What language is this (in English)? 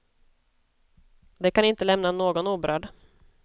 Swedish